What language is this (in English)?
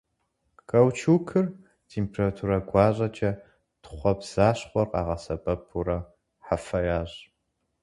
Kabardian